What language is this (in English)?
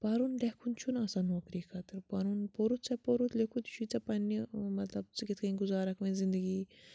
Kashmiri